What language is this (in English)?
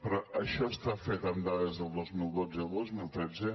Catalan